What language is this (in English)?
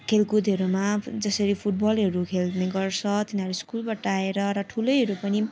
Nepali